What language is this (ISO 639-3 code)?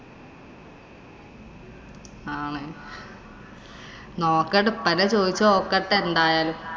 mal